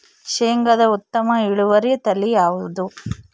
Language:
Kannada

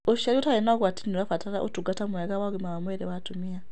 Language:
Kikuyu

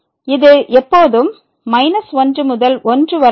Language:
Tamil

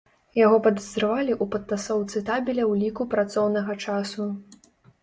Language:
Belarusian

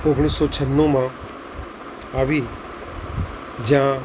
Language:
Gujarati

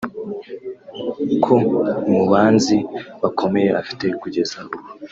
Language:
Kinyarwanda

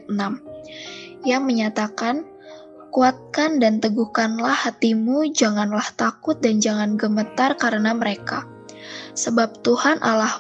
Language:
Indonesian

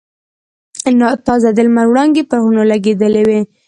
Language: Pashto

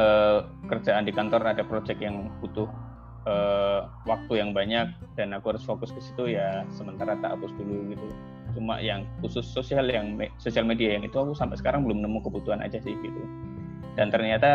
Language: Indonesian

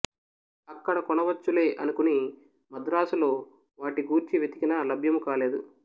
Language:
Telugu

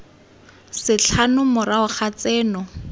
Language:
Tswana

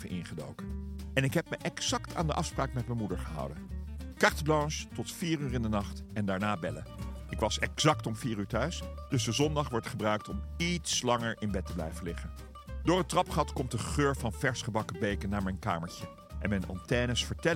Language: Dutch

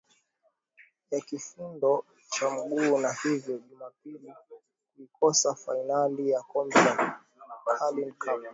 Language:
Swahili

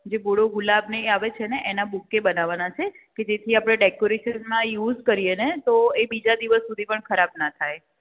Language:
Gujarati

